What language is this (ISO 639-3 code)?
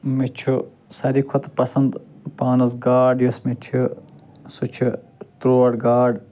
kas